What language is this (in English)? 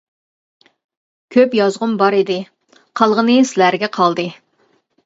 Uyghur